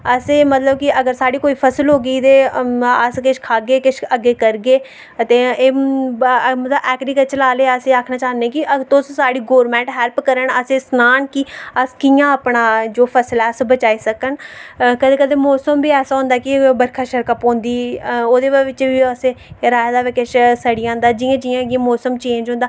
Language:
Dogri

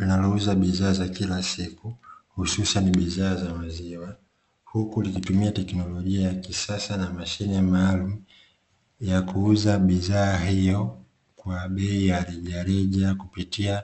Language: Swahili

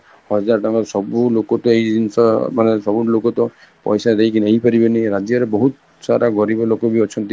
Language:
Odia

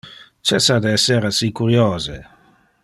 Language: Interlingua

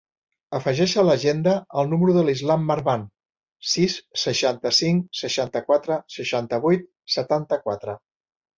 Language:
Catalan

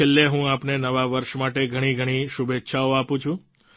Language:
Gujarati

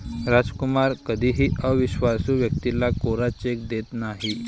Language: Marathi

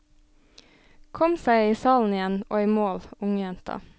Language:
Norwegian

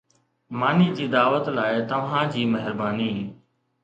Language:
Sindhi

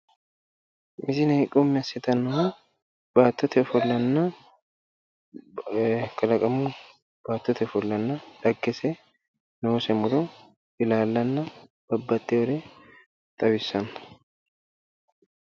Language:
Sidamo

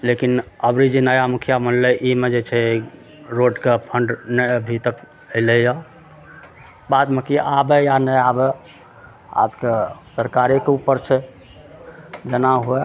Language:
Maithili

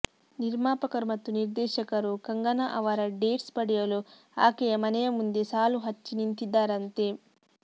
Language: Kannada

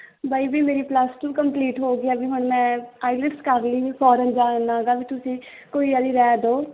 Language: Punjabi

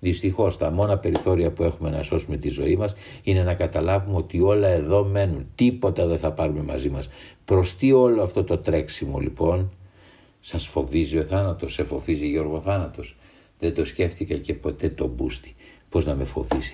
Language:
Greek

